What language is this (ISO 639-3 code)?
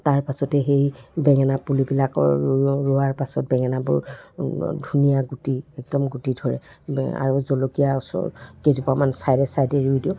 asm